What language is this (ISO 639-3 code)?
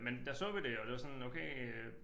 dan